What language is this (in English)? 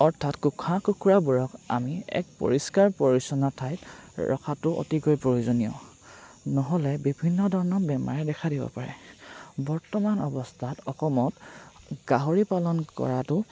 Assamese